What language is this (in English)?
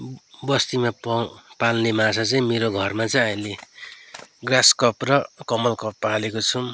Nepali